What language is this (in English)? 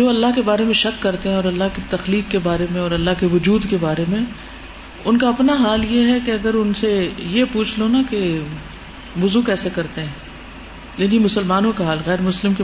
Urdu